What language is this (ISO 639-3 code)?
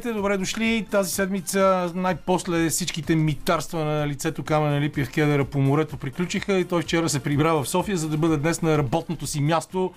bul